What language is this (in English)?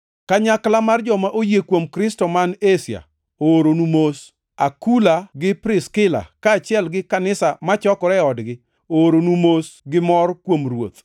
Luo (Kenya and Tanzania)